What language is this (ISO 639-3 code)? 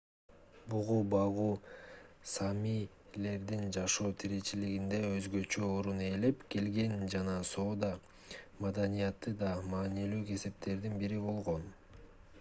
kir